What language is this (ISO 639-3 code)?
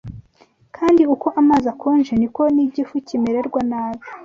kin